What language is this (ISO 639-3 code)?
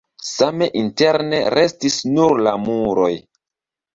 epo